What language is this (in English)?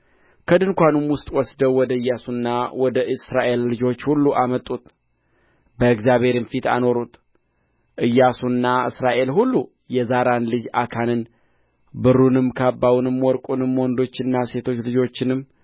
Amharic